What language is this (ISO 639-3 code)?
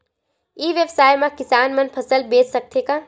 hne